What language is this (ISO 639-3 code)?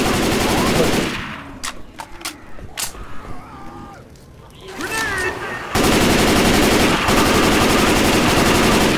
tur